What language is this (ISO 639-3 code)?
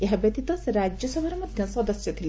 ori